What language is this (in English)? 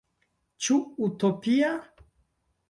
Esperanto